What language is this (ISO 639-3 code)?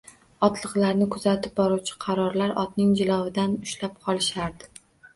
uzb